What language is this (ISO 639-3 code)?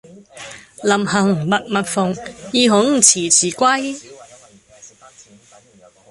yue